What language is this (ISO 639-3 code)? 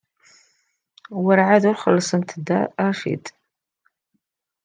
kab